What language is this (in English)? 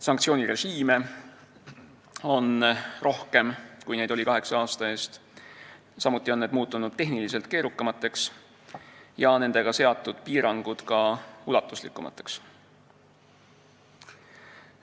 Estonian